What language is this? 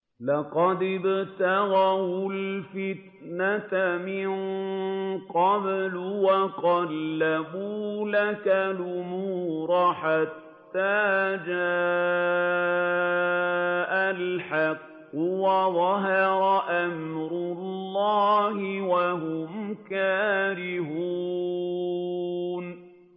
Arabic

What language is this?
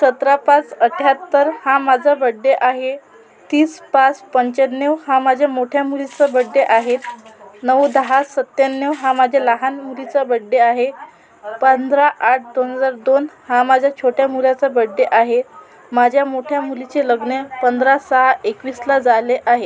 Marathi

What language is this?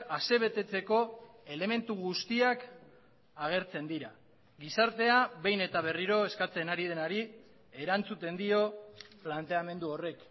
Basque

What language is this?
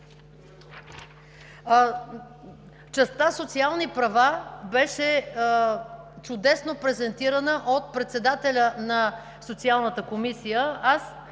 Bulgarian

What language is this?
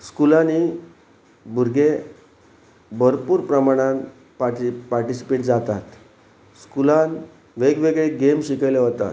Konkani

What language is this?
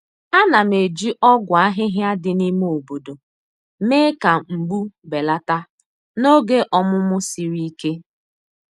Igbo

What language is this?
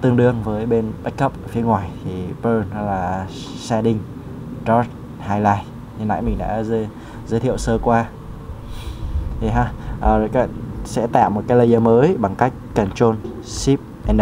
Vietnamese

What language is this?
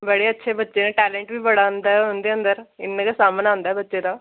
Dogri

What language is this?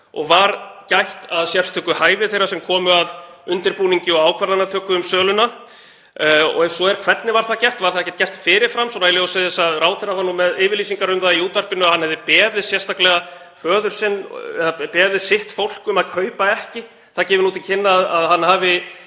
Icelandic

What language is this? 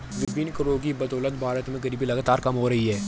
Hindi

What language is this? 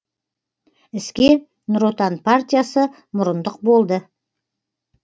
Kazakh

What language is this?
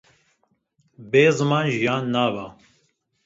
Kurdish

